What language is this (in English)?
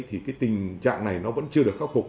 Vietnamese